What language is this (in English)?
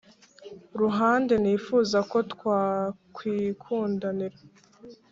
Kinyarwanda